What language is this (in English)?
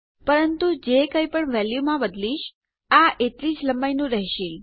Gujarati